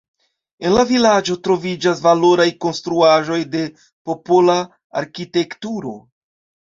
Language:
Esperanto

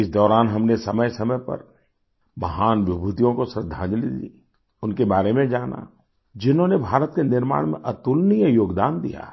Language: Hindi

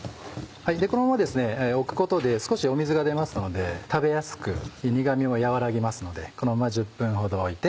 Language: Japanese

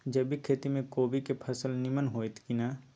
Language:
Maithili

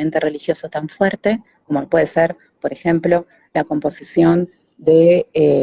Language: Spanish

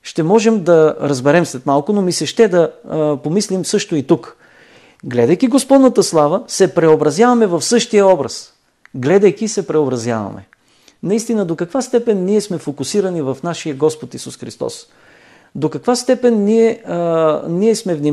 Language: Bulgarian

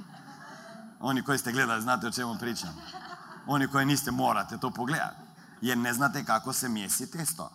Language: Croatian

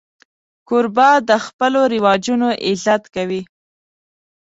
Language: Pashto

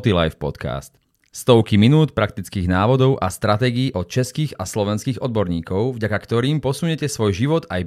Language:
Slovak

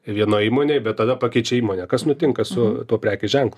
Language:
Lithuanian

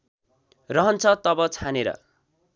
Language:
Nepali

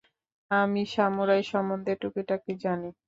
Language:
Bangla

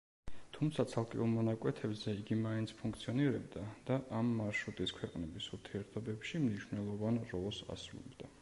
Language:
Georgian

